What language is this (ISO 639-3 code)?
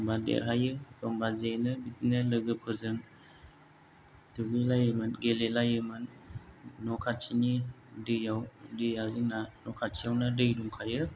brx